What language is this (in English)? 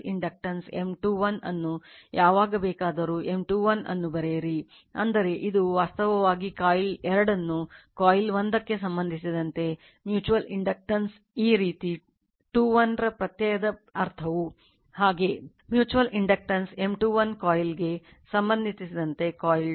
Kannada